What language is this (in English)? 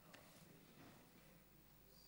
Hebrew